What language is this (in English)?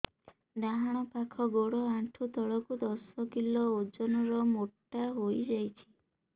Odia